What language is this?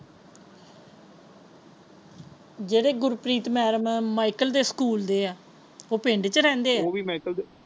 Punjabi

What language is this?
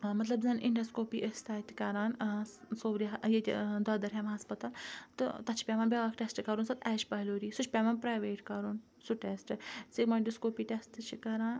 Kashmiri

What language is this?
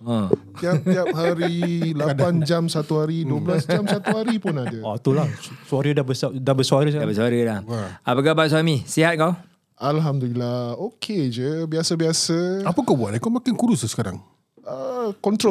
Malay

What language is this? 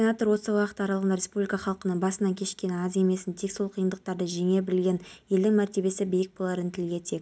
Kazakh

